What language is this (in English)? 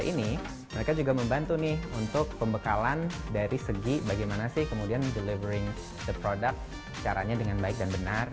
Indonesian